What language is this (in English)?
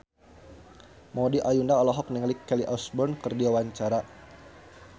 Sundanese